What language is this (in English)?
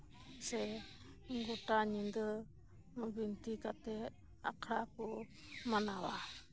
Santali